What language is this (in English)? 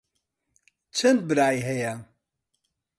Central Kurdish